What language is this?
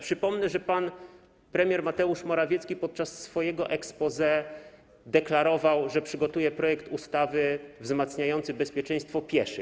Polish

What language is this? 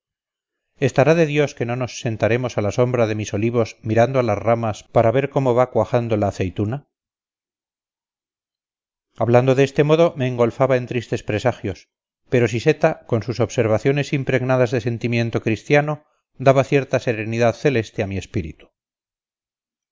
Spanish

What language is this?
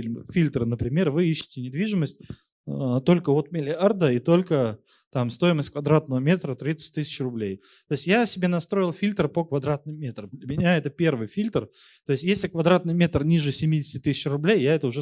Russian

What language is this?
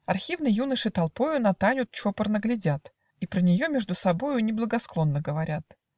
Russian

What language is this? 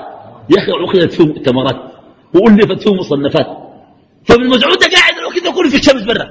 Arabic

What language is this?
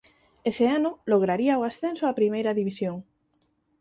Galician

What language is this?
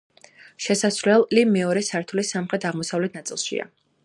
Georgian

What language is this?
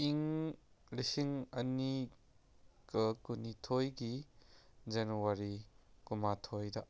Manipuri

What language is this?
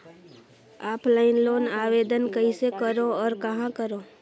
Chhattisgarhi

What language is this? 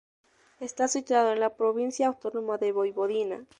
Spanish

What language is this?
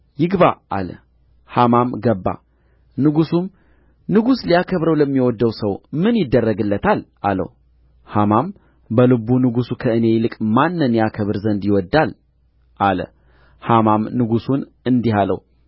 Amharic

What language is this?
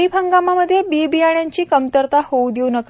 Marathi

